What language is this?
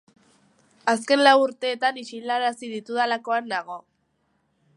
Basque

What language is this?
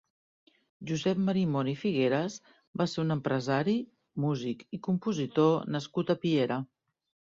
Catalan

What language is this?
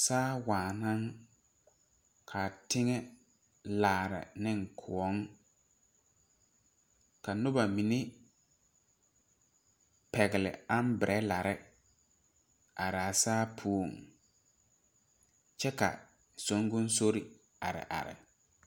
Southern Dagaare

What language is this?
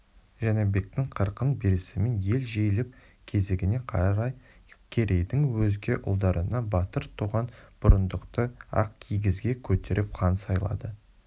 Kazakh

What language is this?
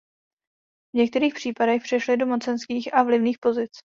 Czech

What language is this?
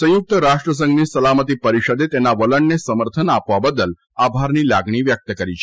Gujarati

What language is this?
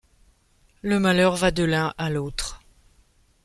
French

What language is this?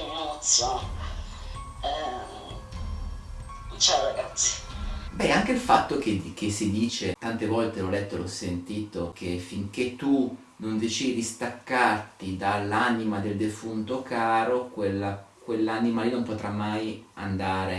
Italian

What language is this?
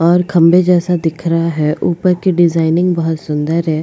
Hindi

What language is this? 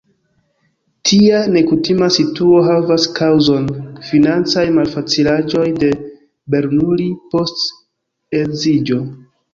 Esperanto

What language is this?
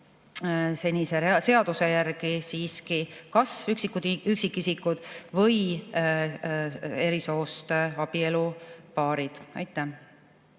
Estonian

